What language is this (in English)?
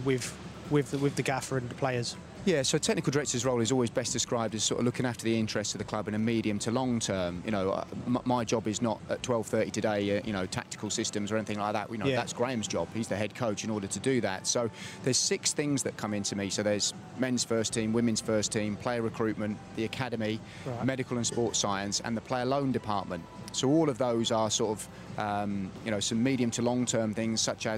Malay